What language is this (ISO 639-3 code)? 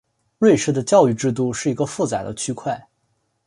zho